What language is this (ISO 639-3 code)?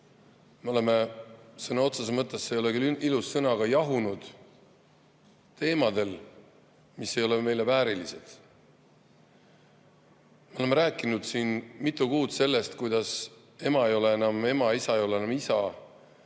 est